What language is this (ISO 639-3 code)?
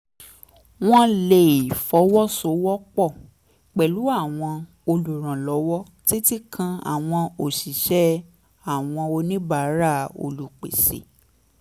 yor